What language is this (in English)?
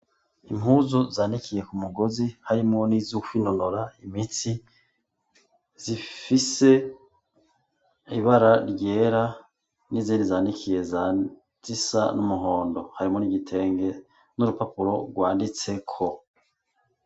Rundi